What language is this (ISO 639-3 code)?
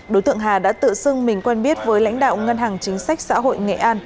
vie